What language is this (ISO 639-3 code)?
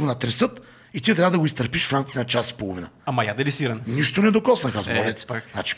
bul